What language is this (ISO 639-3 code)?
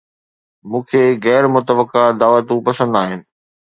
snd